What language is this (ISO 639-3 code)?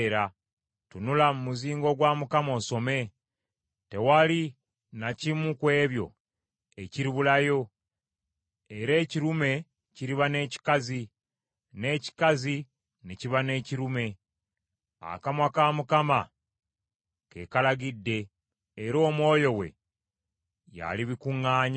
lug